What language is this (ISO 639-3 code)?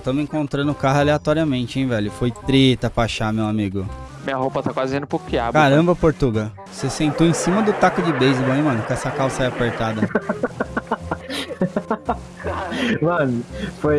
por